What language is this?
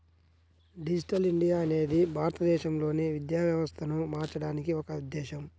Telugu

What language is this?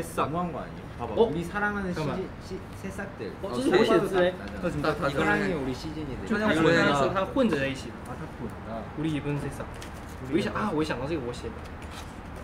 Korean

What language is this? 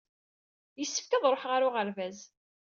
Kabyle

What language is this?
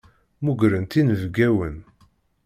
Kabyle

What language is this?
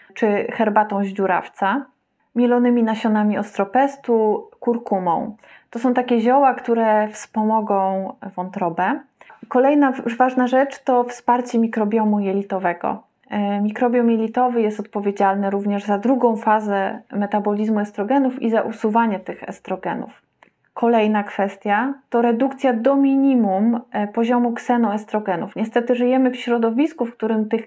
Polish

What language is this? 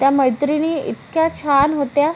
Marathi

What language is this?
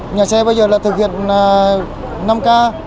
Vietnamese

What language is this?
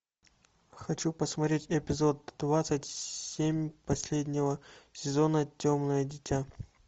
Russian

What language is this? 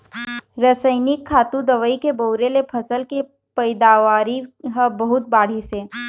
Chhattisgarhi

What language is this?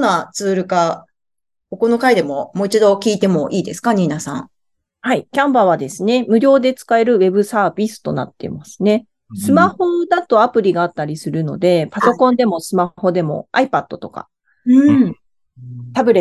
Japanese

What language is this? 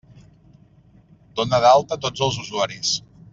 Catalan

